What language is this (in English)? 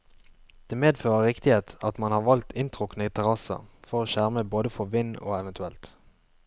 Norwegian